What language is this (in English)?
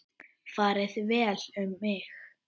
Icelandic